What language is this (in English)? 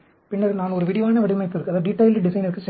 Tamil